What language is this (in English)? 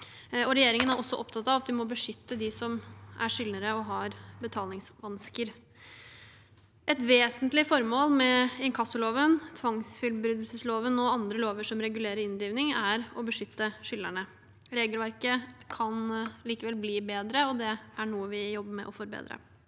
Norwegian